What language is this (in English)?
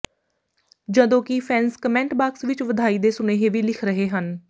Punjabi